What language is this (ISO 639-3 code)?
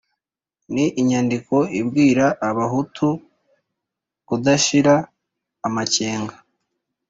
kin